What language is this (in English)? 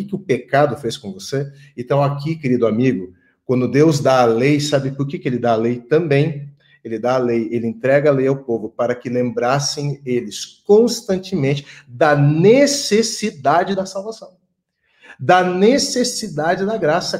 Portuguese